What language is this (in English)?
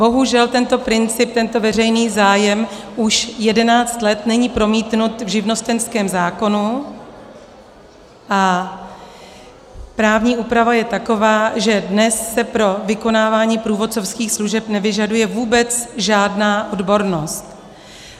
Czech